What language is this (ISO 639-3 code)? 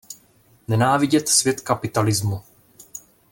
ces